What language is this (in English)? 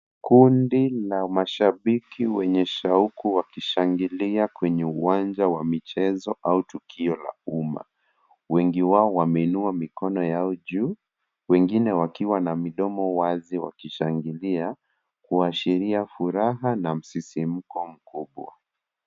Swahili